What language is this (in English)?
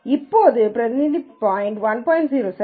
Tamil